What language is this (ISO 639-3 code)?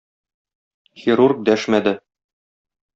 tat